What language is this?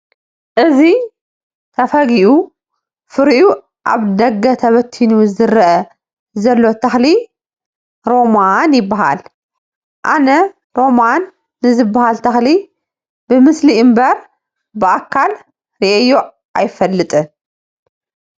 Tigrinya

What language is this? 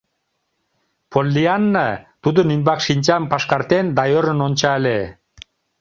Mari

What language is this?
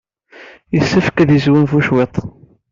Kabyle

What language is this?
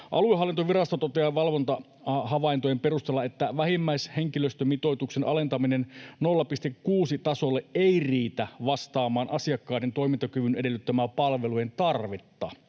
Finnish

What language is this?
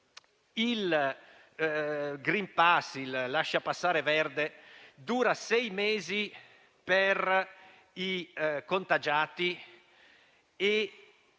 Italian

